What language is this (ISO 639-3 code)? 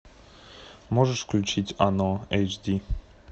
rus